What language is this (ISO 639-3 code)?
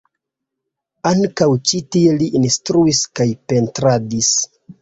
epo